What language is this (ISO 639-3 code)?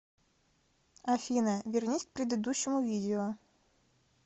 rus